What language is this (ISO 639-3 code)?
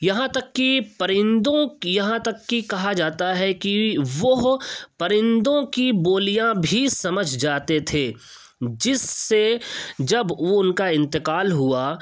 urd